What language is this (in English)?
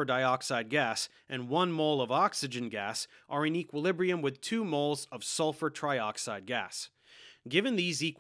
English